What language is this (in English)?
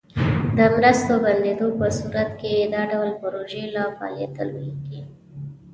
Pashto